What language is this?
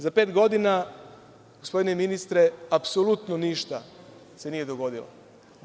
Serbian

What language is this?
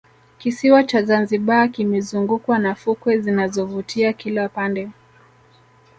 Swahili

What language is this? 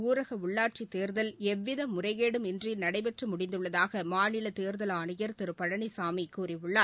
Tamil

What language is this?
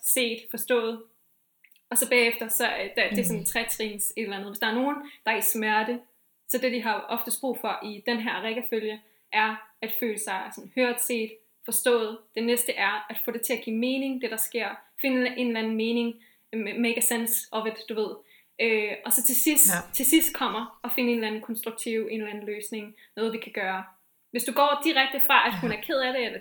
Danish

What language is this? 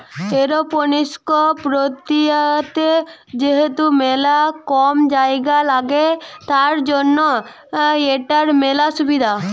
Bangla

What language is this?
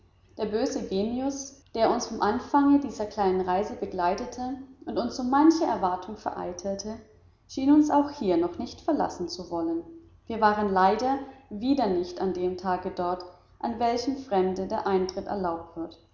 German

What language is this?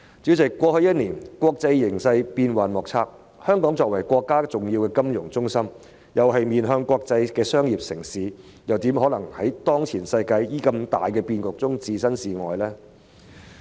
Cantonese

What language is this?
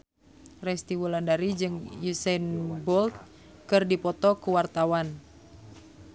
Sundanese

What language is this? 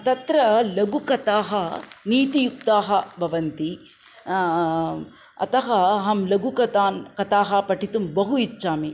Sanskrit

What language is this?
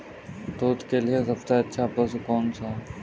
Hindi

